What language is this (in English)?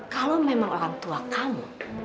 Indonesian